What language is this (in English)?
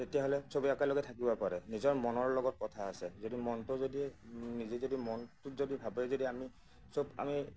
Assamese